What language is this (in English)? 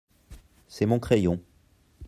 French